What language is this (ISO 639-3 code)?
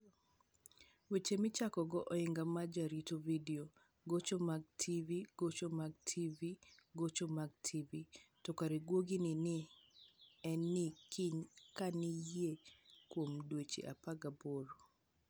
luo